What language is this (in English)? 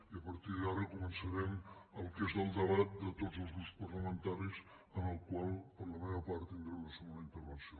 Catalan